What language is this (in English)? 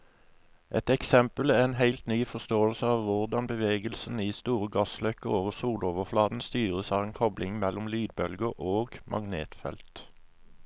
Norwegian